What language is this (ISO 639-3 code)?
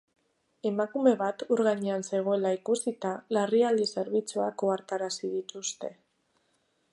eus